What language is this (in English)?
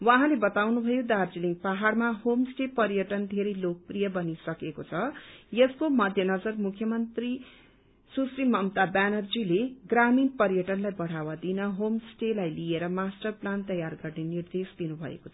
Nepali